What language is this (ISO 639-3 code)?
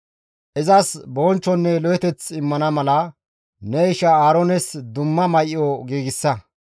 gmv